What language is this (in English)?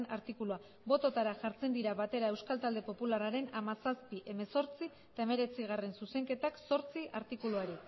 Basque